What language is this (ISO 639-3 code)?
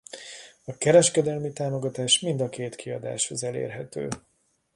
hun